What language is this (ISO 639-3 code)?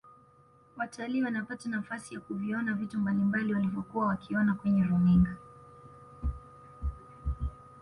swa